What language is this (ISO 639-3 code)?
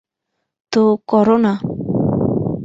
ben